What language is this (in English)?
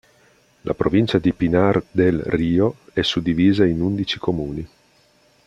Italian